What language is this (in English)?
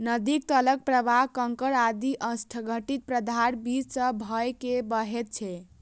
Maithili